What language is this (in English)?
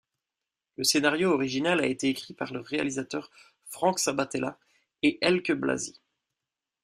French